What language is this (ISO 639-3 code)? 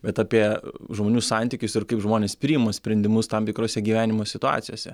lit